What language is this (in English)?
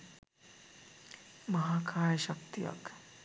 Sinhala